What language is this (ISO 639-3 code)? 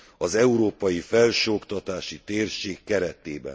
hun